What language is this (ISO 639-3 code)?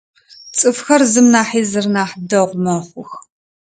ady